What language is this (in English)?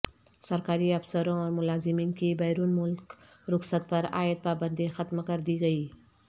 Urdu